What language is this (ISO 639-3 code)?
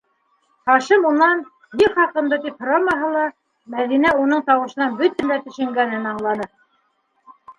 bak